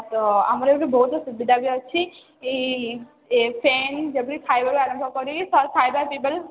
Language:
Odia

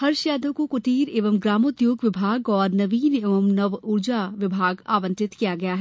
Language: Hindi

